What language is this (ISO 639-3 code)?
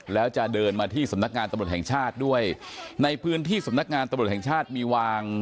tha